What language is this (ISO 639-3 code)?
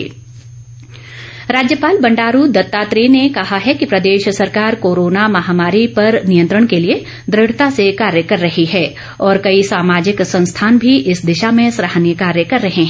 hin